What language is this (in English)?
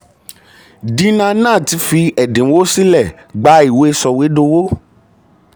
Yoruba